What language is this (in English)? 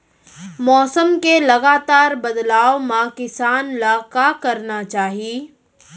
Chhattisgarhi